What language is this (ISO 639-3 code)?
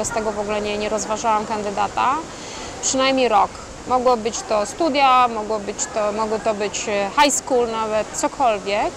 pol